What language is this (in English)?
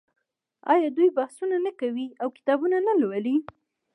Pashto